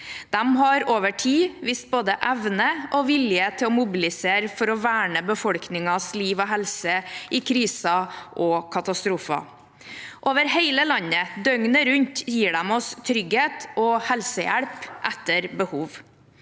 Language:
Norwegian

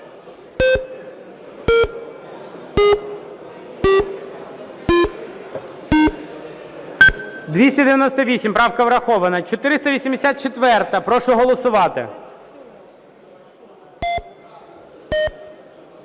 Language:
Ukrainian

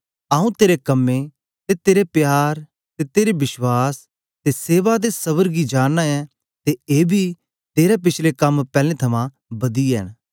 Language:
Dogri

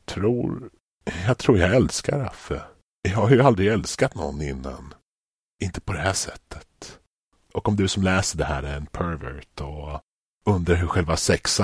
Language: Swedish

